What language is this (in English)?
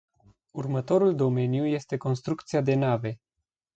Romanian